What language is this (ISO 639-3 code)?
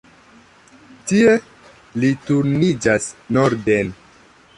epo